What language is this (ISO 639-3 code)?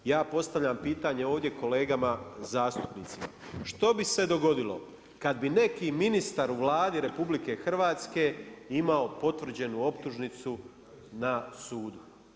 hrv